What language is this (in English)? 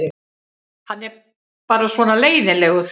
Icelandic